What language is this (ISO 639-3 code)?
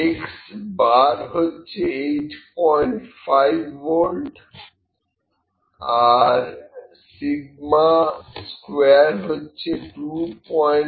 ben